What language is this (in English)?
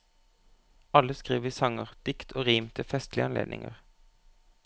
Norwegian